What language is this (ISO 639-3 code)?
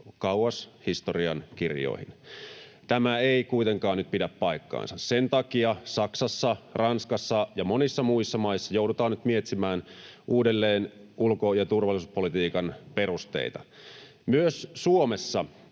fin